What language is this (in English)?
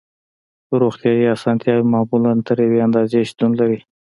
Pashto